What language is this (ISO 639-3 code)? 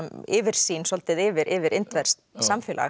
isl